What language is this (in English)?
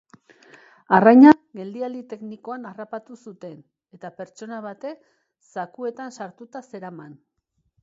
Basque